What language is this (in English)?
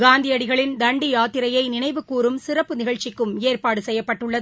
Tamil